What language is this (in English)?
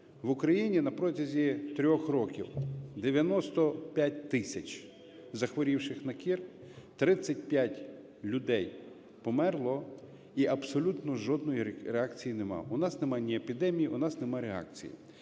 Ukrainian